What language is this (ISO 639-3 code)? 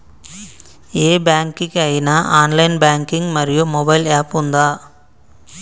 tel